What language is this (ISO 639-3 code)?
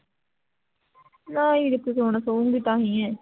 pan